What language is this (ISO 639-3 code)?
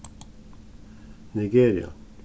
fao